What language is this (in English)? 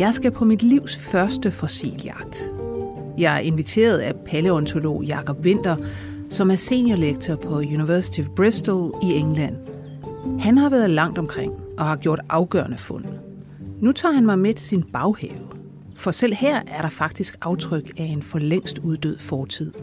Danish